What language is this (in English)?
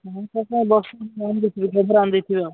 Odia